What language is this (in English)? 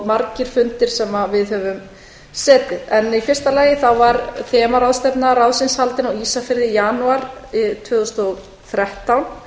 Icelandic